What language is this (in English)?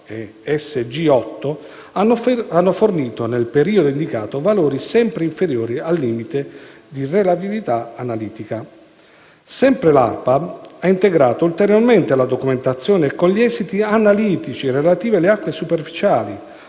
Italian